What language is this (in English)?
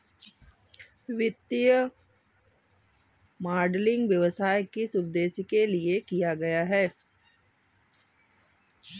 Hindi